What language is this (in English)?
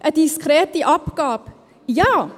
Swiss German